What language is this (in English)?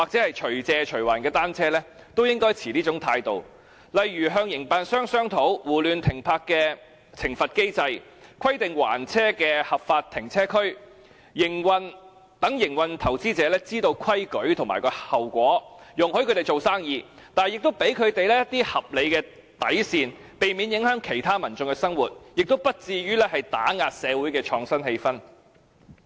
Cantonese